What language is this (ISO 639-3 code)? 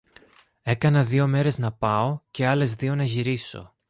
ell